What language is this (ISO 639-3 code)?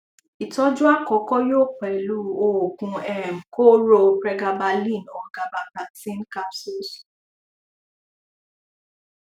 yor